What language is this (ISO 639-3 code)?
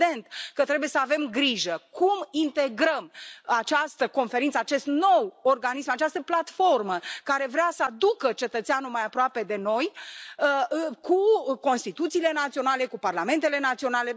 ron